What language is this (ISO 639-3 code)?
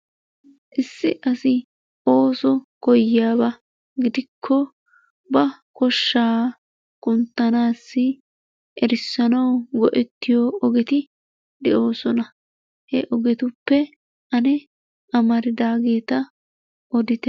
wal